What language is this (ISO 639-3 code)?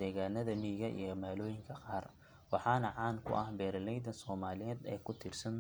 som